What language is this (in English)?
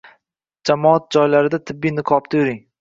Uzbek